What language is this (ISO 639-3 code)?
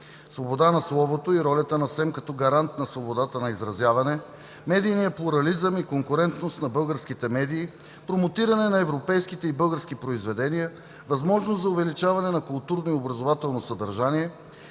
bul